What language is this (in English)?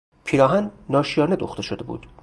Persian